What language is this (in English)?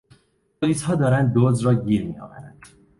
Persian